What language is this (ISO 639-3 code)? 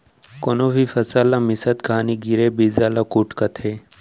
hne